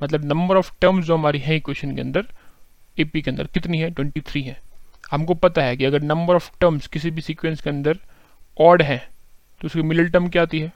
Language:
Hindi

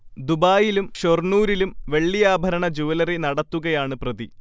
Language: Malayalam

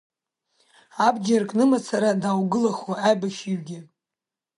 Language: Abkhazian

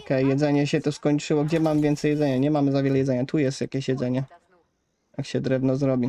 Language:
Polish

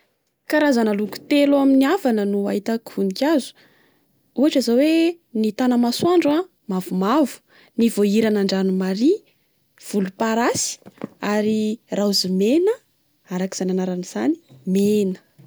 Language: Malagasy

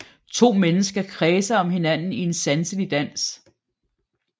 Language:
Danish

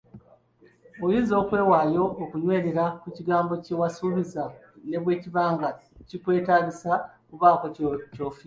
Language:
Ganda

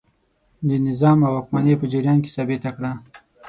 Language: Pashto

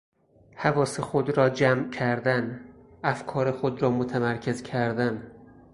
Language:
Persian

